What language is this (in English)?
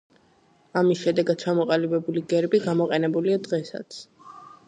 Georgian